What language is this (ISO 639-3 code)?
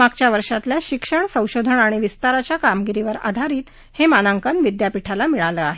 mar